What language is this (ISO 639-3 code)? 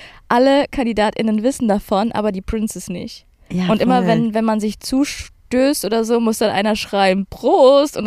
deu